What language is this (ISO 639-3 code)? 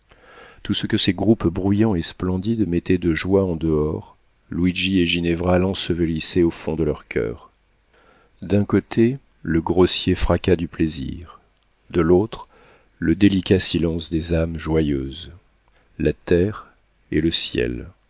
fra